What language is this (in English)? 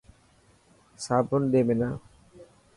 Dhatki